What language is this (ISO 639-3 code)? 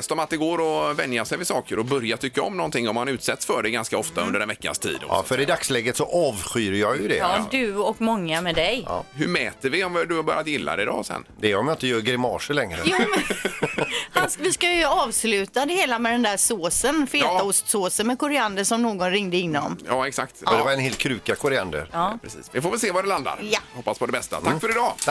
swe